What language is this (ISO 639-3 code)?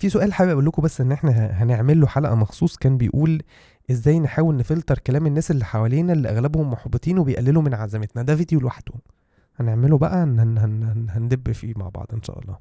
ara